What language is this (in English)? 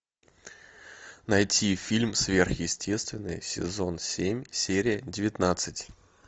Russian